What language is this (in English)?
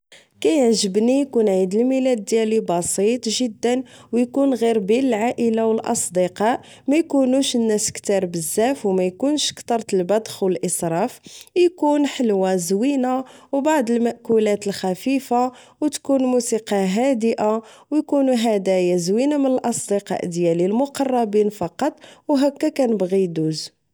Moroccan Arabic